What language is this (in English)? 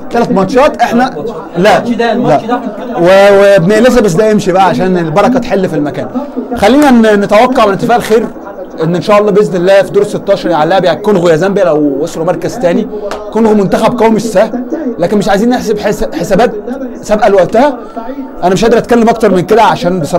Arabic